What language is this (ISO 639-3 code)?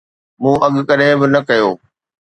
snd